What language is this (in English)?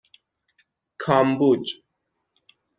Persian